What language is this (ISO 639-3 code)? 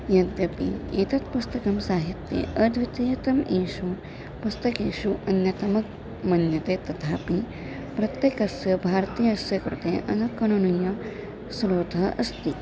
san